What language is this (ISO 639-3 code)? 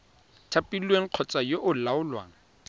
tsn